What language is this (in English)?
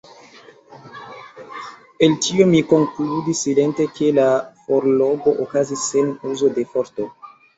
Esperanto